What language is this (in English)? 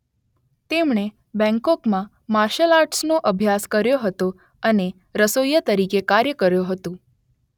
Gujarati